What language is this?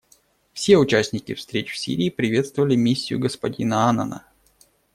Russian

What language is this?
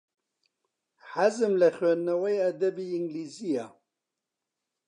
Central Kurdish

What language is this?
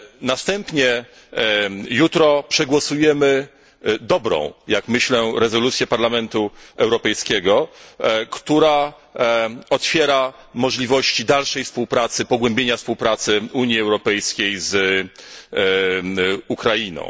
Polish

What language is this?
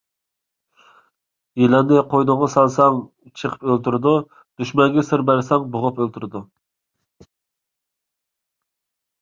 Uyghur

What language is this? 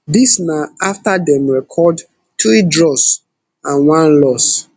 Nigerian Pidgin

